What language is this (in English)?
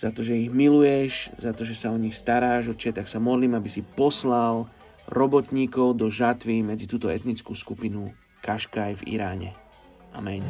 Slovak